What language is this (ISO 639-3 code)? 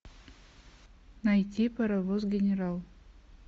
rus